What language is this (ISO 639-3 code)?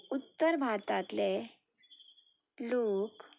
kok